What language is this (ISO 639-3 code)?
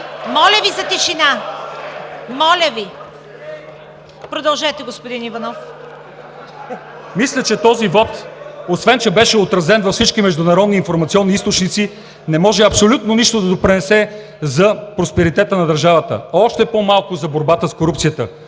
bul